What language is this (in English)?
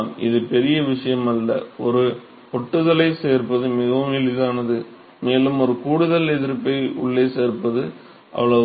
Tamil